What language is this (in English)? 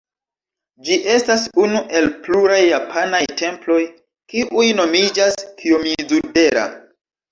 Esperanto